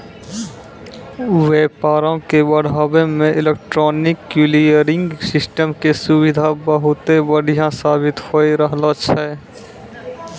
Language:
Maithili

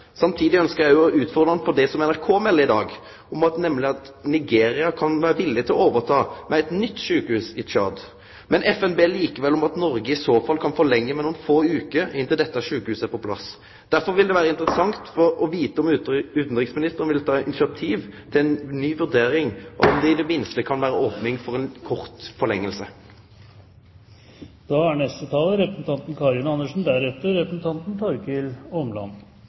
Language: Norwegian Nynorsk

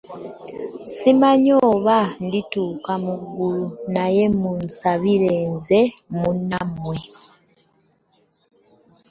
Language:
Ganda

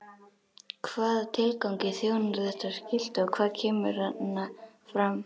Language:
Icelandic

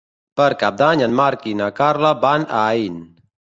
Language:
Catalan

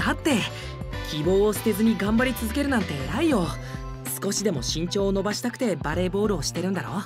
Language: Japanese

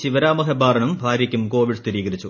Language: Malayalam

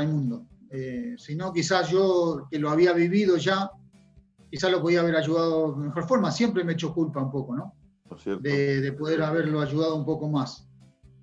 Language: Spanish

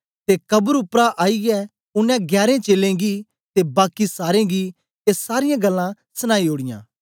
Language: Dogri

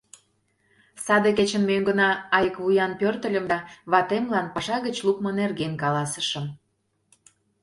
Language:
Mari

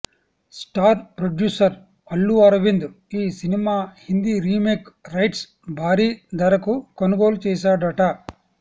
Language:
Telugu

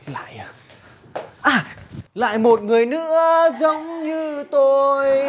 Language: Vietnamese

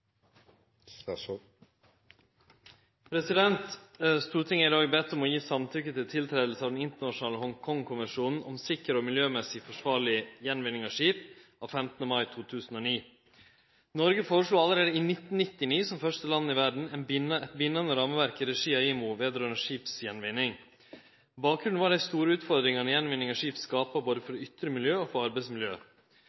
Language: Norwegian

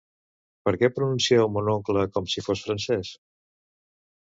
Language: Catalan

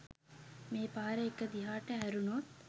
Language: Sinhala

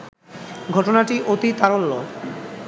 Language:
Bangla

